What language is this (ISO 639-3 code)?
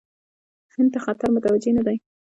pus